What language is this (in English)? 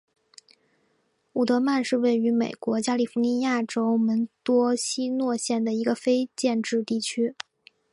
Chinese